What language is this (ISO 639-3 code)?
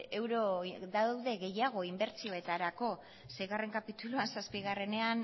eus